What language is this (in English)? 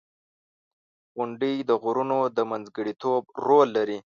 Pashto